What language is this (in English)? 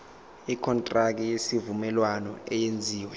Zulu